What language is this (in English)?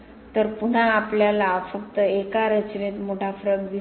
Marathi